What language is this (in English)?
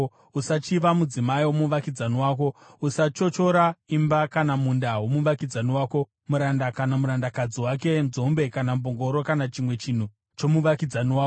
Shona